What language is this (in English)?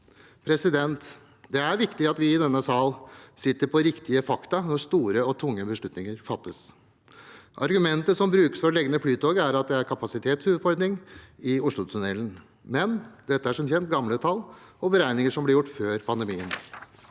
Norwegian